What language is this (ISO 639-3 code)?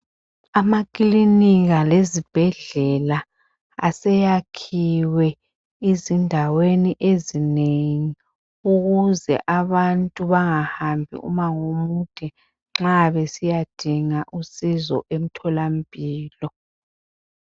nde